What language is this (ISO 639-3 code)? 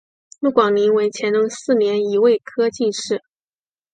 zho